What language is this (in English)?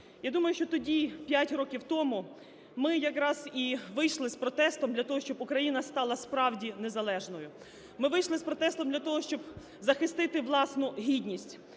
Ukrainian